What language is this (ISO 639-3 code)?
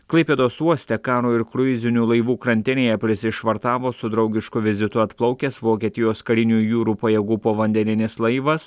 lit